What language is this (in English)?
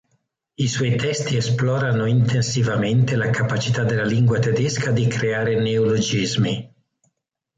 Italian